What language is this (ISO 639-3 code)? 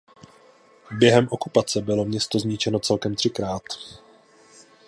ces